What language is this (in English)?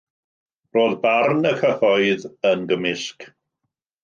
Welsh